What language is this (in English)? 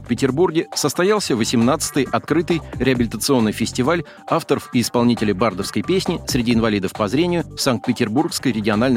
Russian